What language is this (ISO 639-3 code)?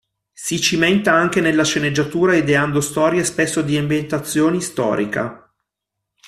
ita